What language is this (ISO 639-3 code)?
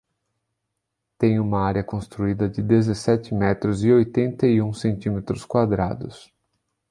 por